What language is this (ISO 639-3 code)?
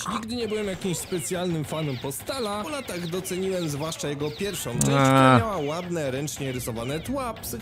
pol